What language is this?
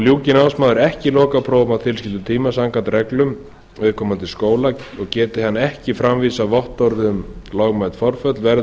Icelandic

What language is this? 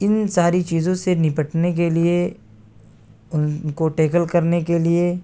Urdu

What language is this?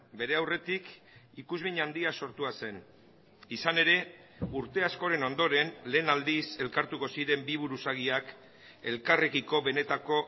Basque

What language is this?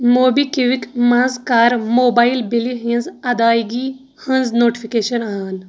Kashmiri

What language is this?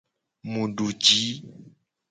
Gen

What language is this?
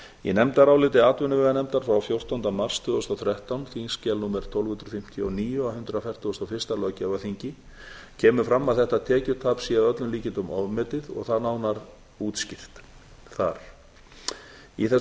Icelandic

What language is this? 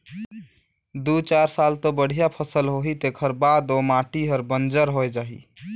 Chhattisgarhi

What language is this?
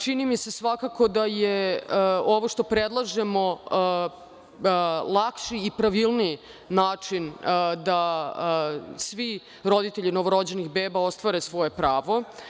Serbian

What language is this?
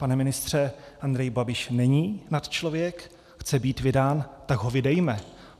Czech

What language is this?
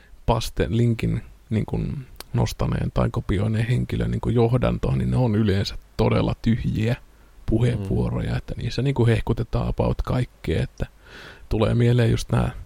Finnish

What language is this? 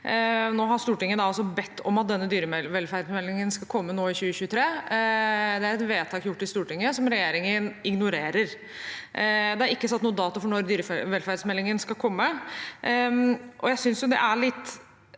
Norwegian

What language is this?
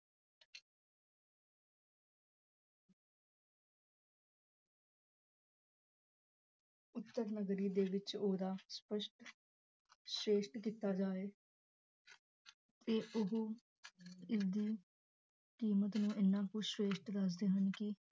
Punjabi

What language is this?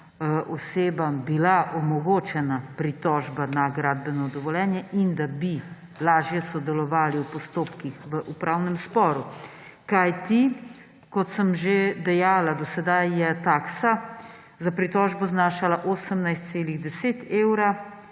Slovenian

